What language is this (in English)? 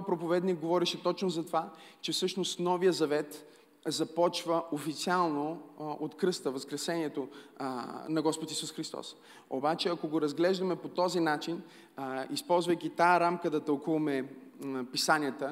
Bulgarian